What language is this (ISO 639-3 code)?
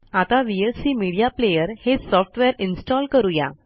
mar